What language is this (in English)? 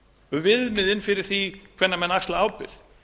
Icelandic